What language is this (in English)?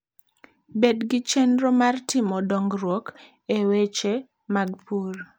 Luo (Kenya and Tanzania)